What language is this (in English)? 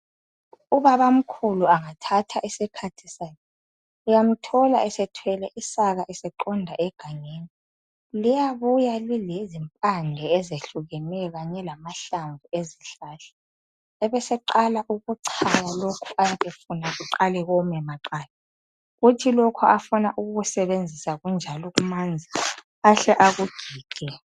North Ndebele